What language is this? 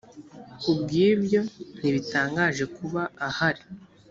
Kinyarwanda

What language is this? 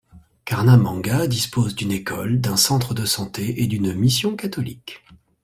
French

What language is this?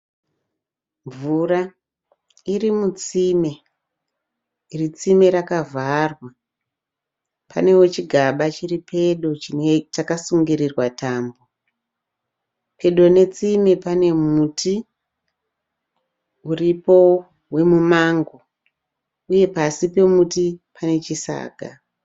Shona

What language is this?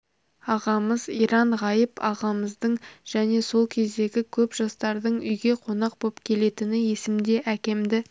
Kazakh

